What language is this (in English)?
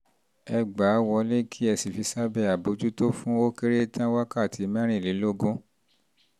Yoruba